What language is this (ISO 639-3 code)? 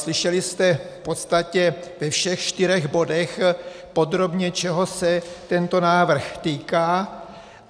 ces